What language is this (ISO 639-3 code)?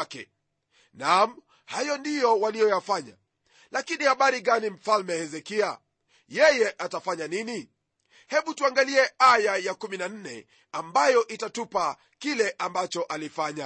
swa